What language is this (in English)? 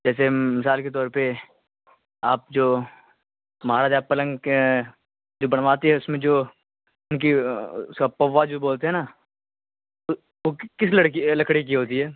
Urdu